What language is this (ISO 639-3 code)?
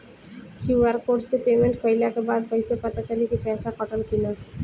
bho